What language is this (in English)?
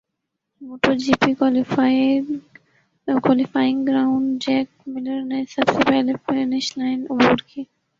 Urdu